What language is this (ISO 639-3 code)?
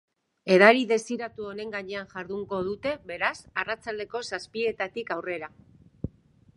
eus